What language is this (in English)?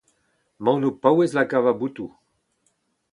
Breton